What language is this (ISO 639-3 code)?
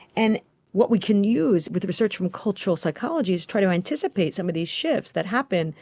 eng